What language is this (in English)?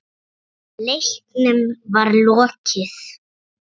Icelandic